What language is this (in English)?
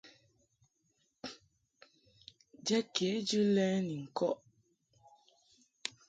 Mungaka